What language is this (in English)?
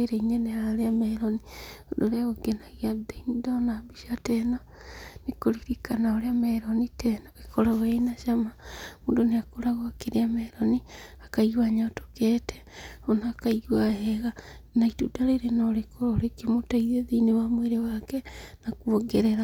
Kikuyu